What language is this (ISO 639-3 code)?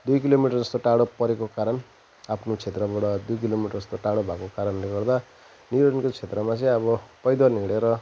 nep